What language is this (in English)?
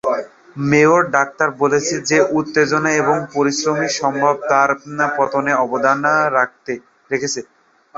Bangla